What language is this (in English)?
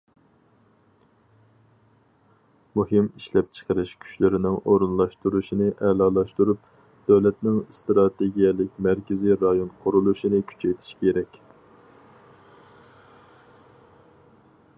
Uyghur